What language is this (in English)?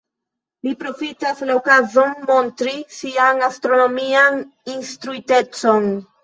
Esperanto